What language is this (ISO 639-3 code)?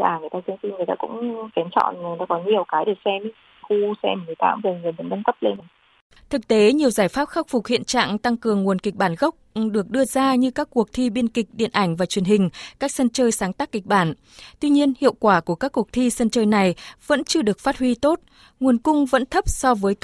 vie